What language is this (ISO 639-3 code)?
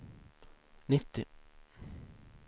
swe